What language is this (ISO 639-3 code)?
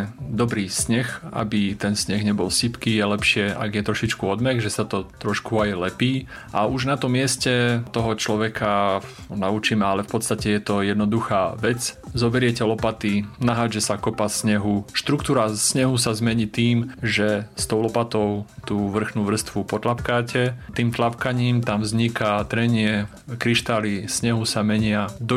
slk